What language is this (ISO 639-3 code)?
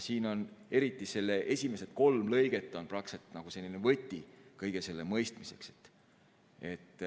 est